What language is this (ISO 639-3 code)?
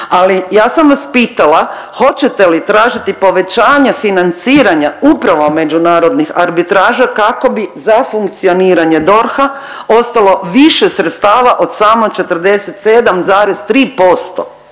hrv